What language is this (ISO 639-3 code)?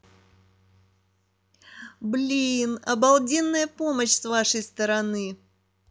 rus